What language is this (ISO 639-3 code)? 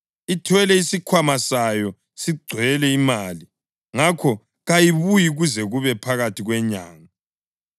nde